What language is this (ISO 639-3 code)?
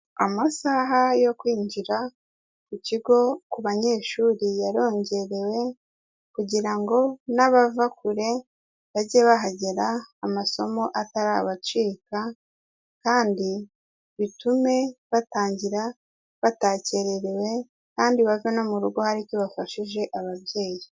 kin